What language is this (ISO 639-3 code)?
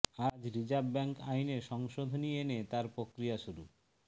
ben